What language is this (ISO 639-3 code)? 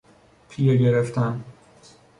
fas